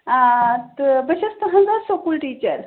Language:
Kashmiri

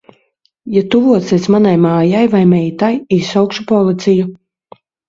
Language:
Latvian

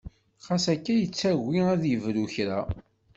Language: Kabyle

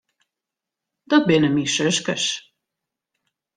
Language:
Western Frisian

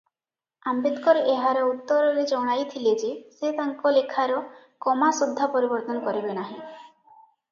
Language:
Odia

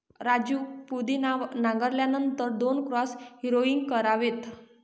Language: Marathi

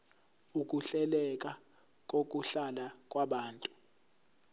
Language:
Zulu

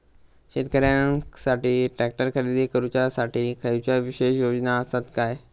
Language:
Marathi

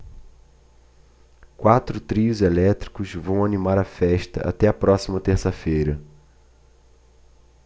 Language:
Portuguese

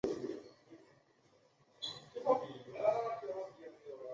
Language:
Chinese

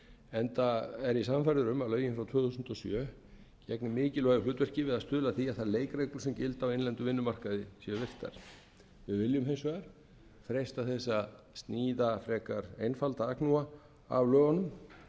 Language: Icelandic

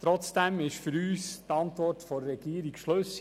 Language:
Swiss German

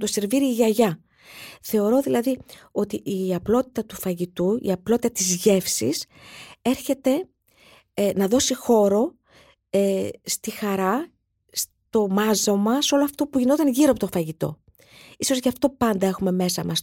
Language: Greek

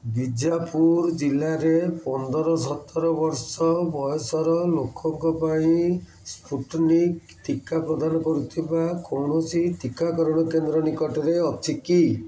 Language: Odia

